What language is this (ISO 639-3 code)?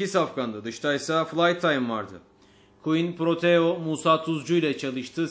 tur